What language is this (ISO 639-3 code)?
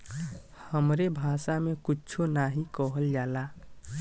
bho